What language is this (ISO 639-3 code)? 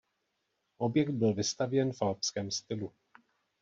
ces